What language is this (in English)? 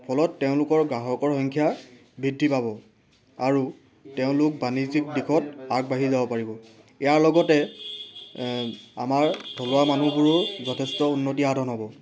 Assamese